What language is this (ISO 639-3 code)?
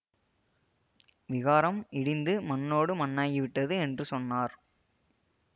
tam